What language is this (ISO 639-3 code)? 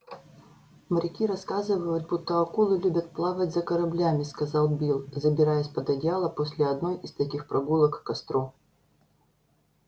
rus